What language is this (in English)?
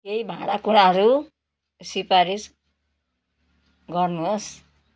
Nepali